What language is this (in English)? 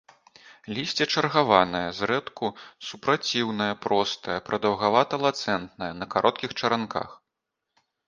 Belarusian